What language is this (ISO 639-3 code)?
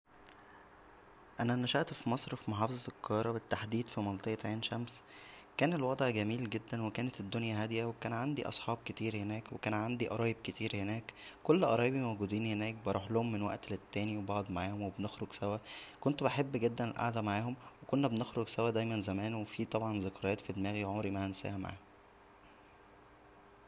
arz